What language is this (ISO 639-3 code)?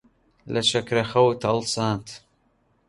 ckb